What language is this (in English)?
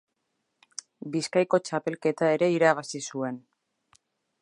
Basque